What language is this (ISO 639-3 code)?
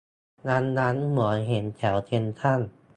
tha